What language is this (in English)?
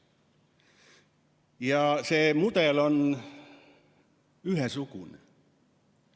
Estonian